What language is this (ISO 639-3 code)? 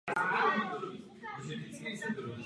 ces